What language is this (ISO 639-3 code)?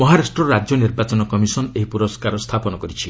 ori